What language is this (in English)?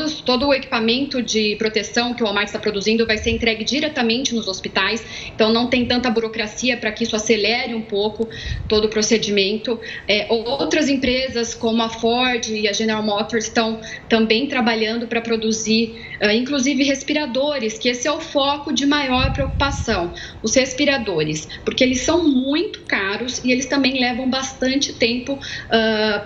Portuguese